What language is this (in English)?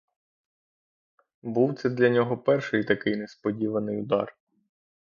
Ukrainian